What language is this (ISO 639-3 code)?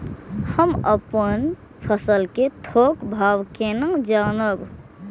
mai